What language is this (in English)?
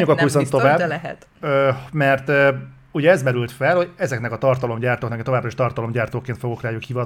Hungarian